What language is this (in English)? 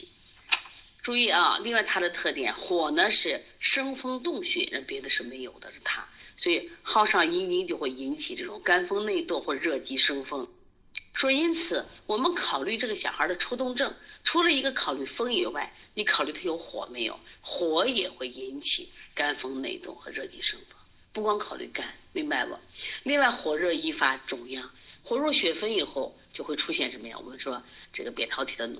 Chinese